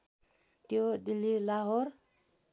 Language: Nepali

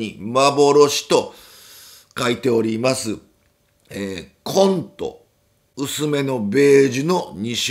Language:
Japanese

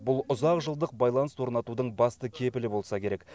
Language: Kazakh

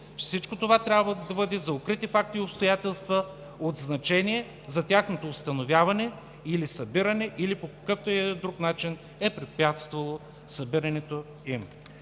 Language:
Bulgarian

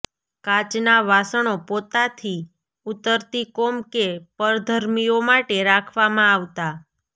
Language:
Gujarati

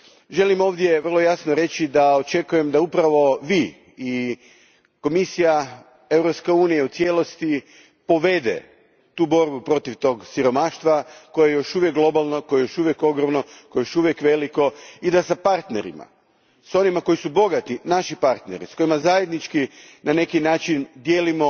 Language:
Croatian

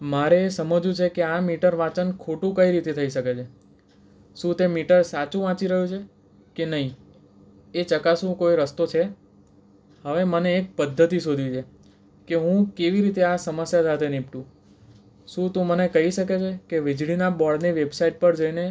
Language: Gujarati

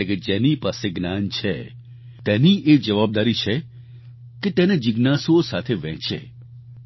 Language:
Gujarati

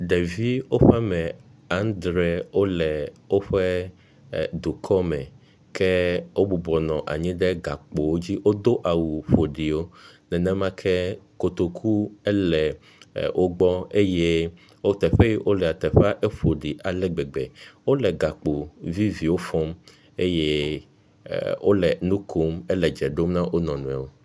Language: Ewe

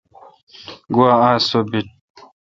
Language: Kalkoti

